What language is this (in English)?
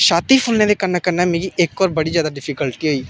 Dogri